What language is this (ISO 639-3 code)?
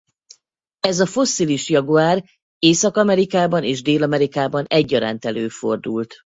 hun